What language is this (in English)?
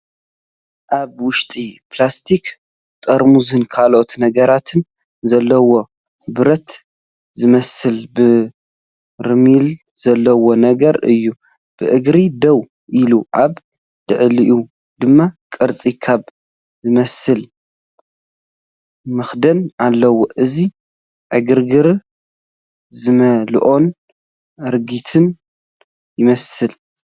Tigrinya